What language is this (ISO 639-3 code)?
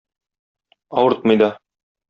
tat